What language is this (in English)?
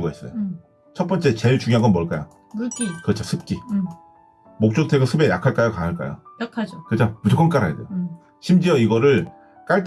Korean